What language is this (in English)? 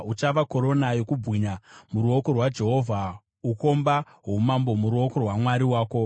Shona